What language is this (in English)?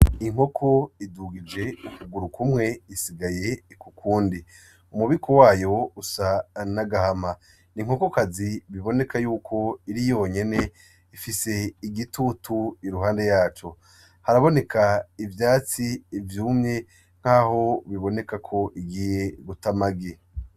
Rundi